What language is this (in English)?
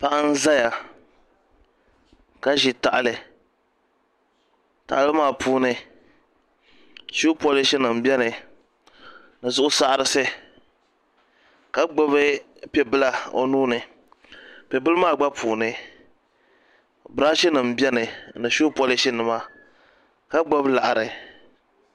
Dagbani